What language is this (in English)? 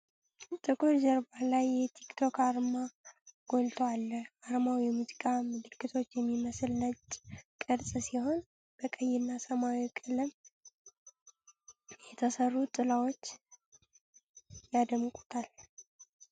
Amharic